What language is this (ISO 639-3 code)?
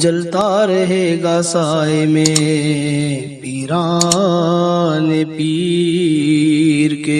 urd